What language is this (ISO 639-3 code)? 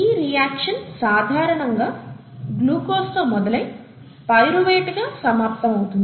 tel